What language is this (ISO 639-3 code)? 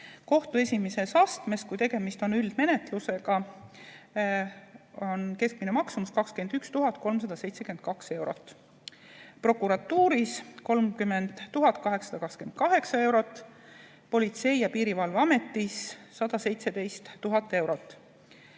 est